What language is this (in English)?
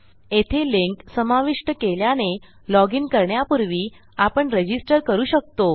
Marathi